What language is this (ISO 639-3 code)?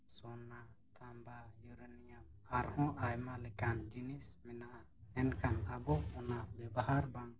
sat